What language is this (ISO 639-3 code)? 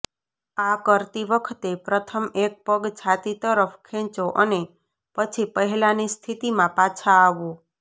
guj